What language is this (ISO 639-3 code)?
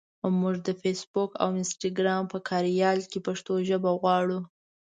pus